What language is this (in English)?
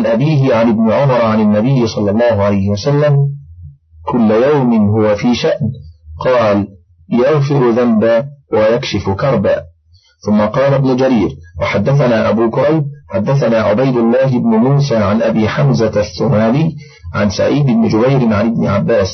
Arabic